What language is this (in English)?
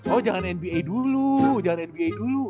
Indonesian